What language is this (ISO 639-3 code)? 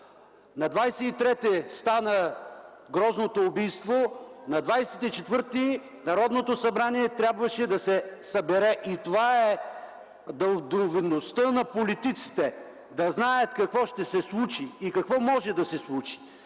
bul